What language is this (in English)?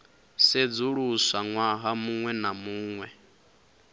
Venda